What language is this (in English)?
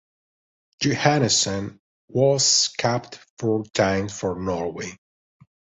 English